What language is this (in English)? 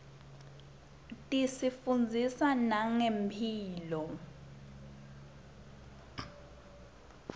Swati